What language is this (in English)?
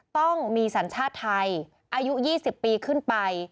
Thai